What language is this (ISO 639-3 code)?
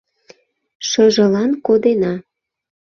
chm